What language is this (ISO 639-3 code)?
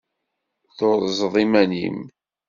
kab